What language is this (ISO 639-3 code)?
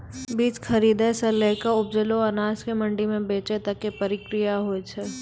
mai